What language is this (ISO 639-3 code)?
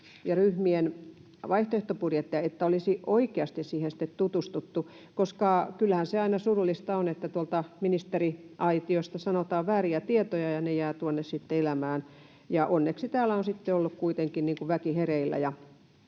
fin